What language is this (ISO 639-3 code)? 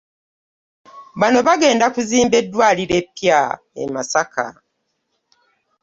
lug